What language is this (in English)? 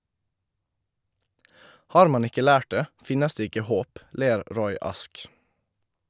Norwegian